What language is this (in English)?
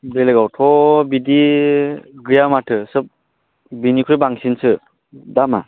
Bodo